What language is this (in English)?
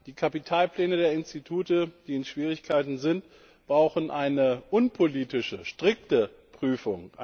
German